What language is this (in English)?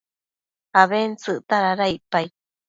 Matsés